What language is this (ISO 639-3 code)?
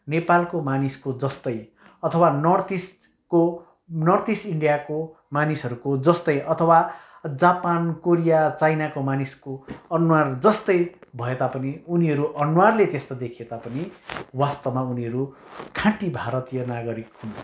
nep